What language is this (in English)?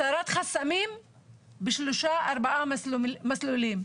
Hebrew